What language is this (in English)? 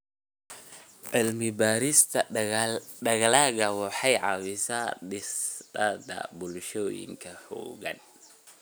Somali